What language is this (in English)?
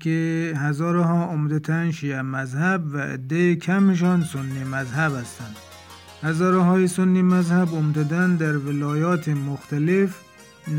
Persian